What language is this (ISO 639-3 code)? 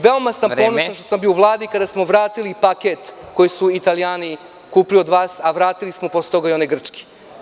srp